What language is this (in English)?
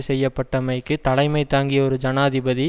Tamil